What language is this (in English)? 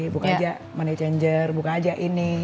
Indonesian